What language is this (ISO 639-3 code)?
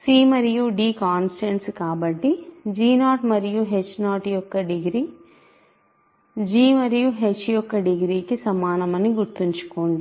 tel